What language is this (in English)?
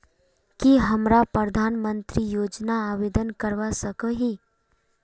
Magahi